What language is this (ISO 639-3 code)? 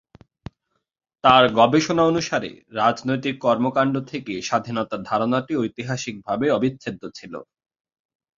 ben